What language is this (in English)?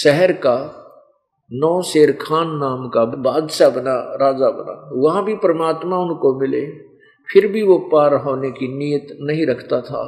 Hindi